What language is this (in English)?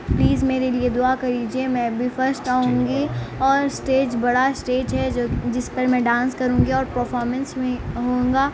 Urdu